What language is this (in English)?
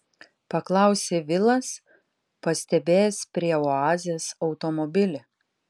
Lithuanian